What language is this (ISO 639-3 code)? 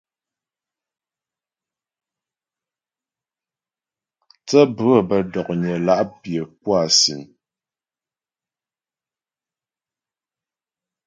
bbj